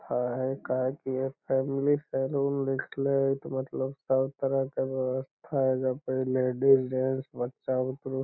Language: Magahi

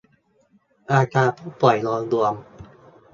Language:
Thai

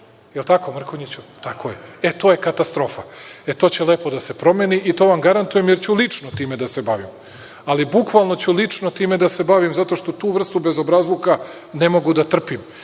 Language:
Serbian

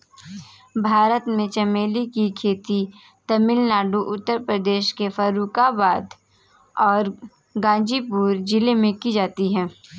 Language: Hindi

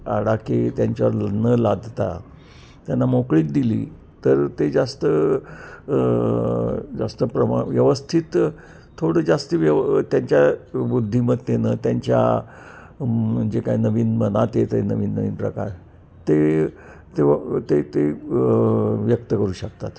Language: Marathi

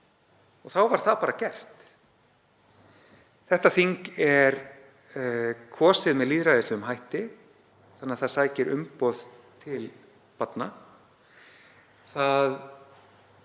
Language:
Icelandic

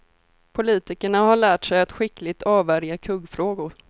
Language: Swedish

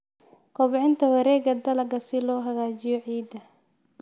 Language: Somali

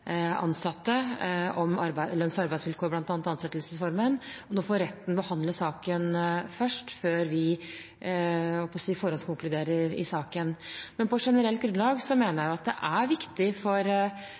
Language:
Norwegian Bokmål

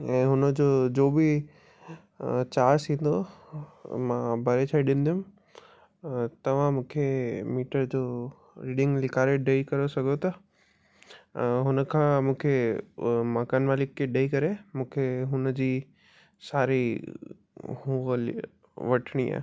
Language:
Sindhi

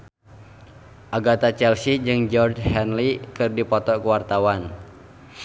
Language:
Sundanese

